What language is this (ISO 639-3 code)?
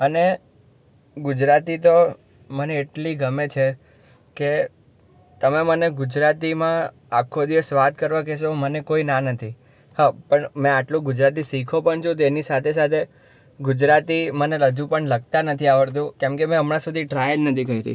guj